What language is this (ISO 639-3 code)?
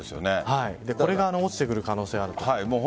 jpn